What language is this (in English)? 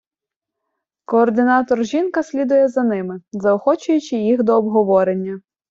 Ukrainian